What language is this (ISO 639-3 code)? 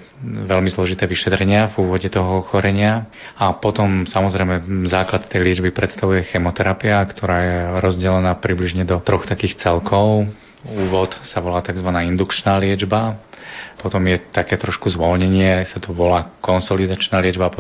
slk